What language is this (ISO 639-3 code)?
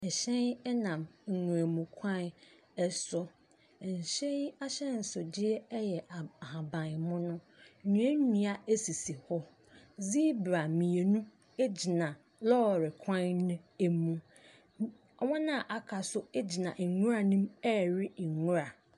aka